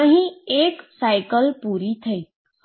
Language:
Gujarati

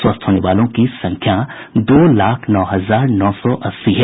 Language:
Hindi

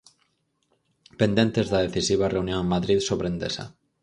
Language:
Galician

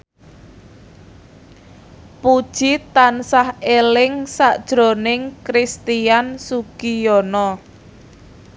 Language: Javanese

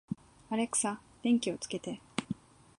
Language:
Japanese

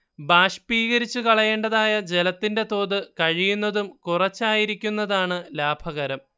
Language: Malayalam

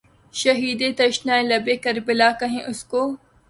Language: Urdu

